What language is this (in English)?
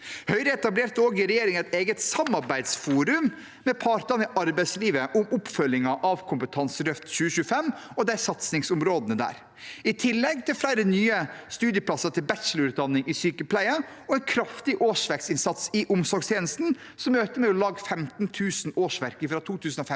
Norwegian